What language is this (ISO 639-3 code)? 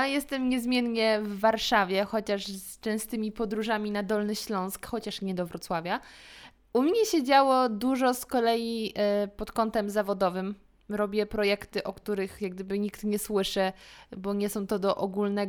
pol